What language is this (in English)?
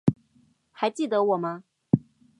Chinese